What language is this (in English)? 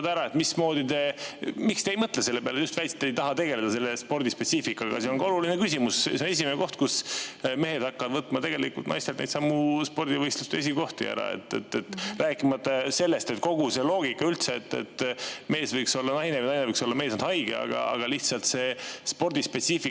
Estonian